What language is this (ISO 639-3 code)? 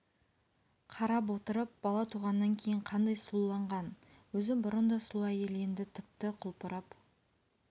kaz